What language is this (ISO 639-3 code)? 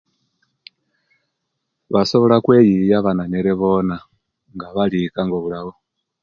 lke